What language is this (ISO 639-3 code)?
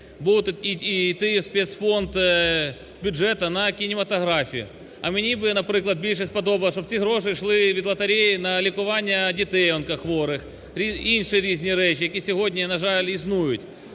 ukr